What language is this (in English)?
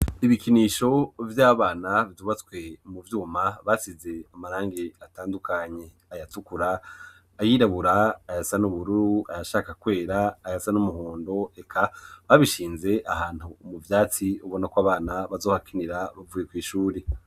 Rundi